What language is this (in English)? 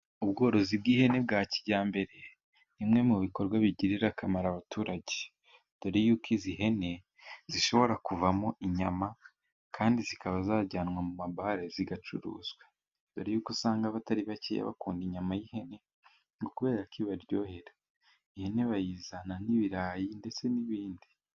Kinyarwanda